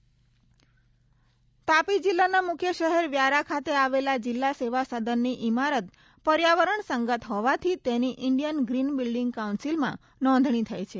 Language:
Gujarati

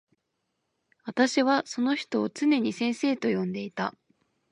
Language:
Japanese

